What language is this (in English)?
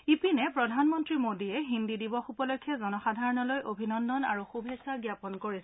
Assamese